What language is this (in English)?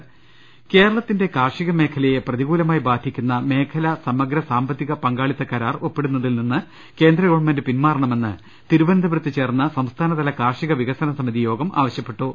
Malayalam